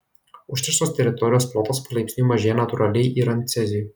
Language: Lithuanian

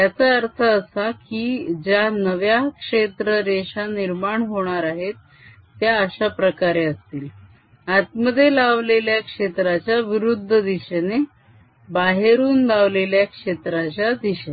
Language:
Marathi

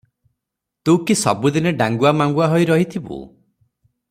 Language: Odia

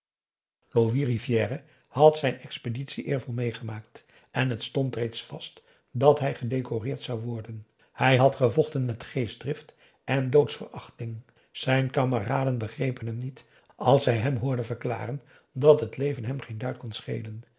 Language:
Dutch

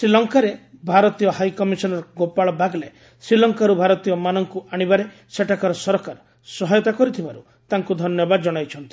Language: Odia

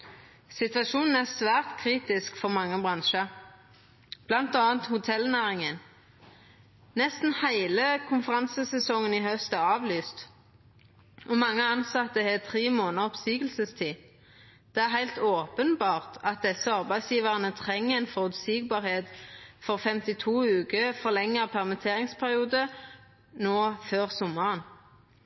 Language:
Norwegian Nynorsk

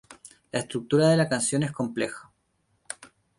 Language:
Spanish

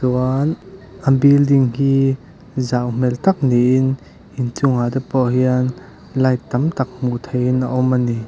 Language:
Mizo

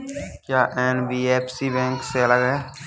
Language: Hindi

